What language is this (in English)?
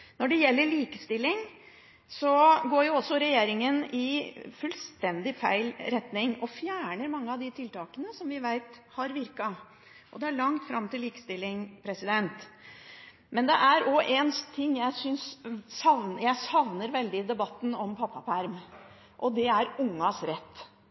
Norwegian Bokmål